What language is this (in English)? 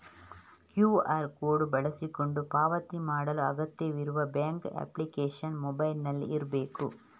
Kannada